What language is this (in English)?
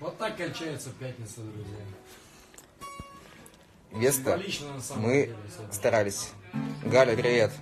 Russian